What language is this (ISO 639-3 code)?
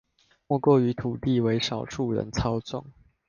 zho